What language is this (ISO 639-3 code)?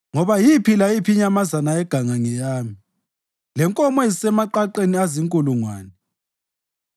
nde